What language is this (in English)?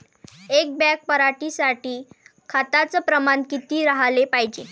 Marathi